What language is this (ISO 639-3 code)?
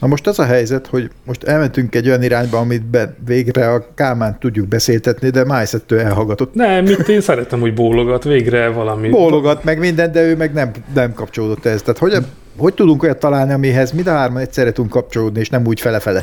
hun